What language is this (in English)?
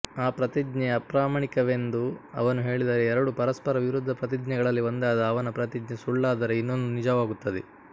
Kannada